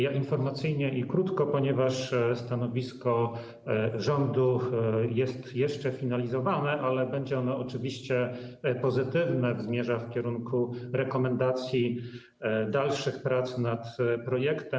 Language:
Polish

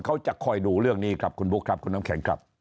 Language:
Thai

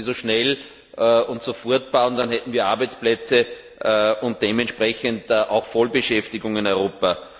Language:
German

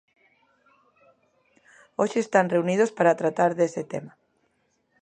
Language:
Galician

